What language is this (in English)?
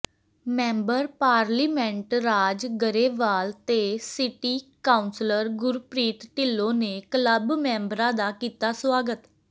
Punjabi